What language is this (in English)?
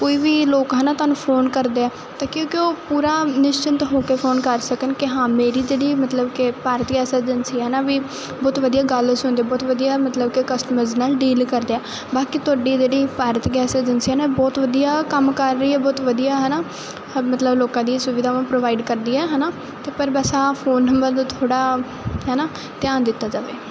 Punjabi